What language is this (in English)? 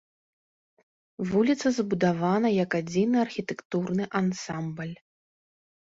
Belarusian